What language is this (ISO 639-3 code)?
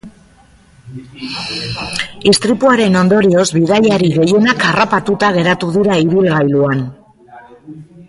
eus